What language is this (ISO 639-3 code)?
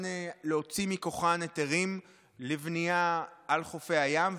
heb